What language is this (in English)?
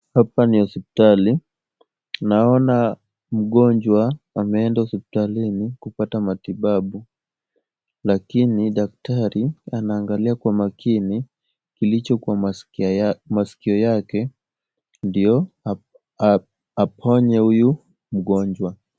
Swahili